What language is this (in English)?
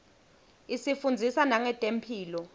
Swati